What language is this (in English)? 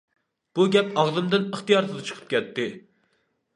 Uyghur